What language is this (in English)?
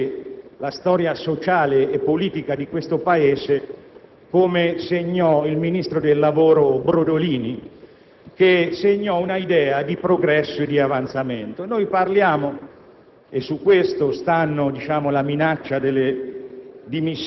Italian